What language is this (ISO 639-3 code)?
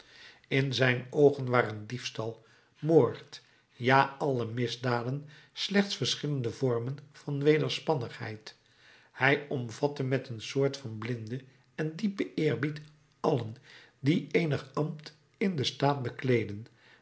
nld